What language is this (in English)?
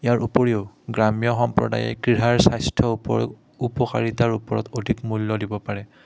Assamese